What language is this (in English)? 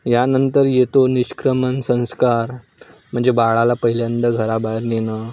Marathi